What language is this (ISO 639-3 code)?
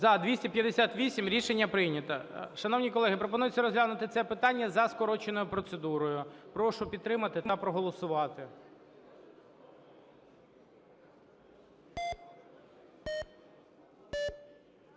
ukr